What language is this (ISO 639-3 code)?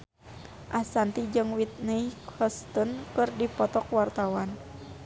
sun